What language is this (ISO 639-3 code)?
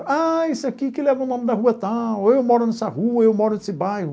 por